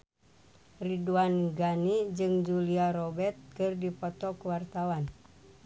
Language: Sundanese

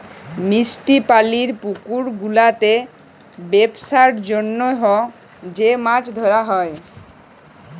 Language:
Bangla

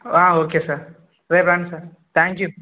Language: Telugu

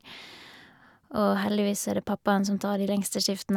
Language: Norwegian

